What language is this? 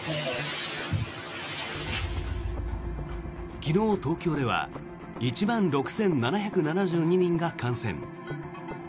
Japanese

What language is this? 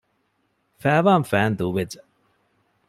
Divehi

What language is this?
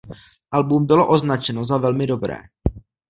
Czech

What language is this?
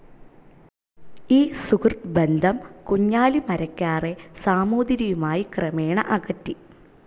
Malayalam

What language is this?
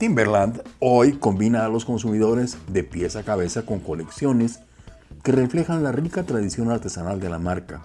Spanish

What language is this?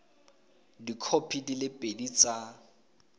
Tswana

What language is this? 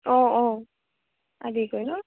Assamese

